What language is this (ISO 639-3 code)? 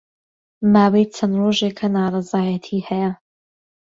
ckb